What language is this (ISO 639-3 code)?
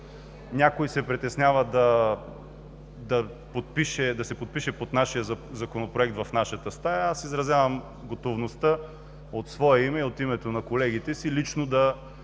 bul